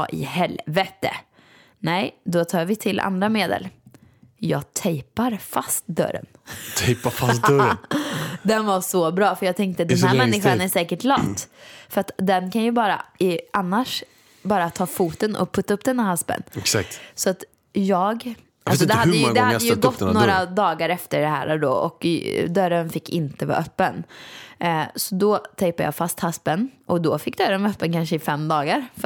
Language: Swedish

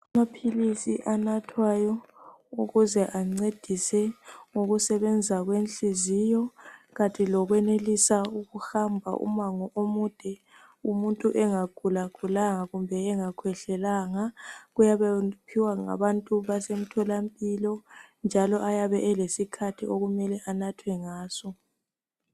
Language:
North Ndebele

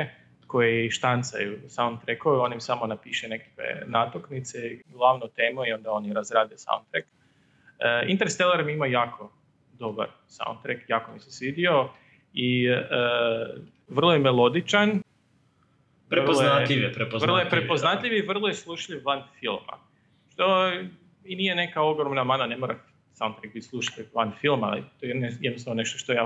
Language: Croatian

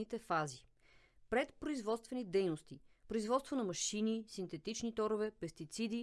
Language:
Bulgarian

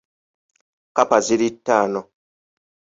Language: Ganda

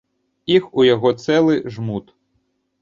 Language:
Belarusian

